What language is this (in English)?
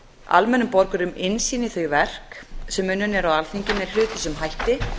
Icelandic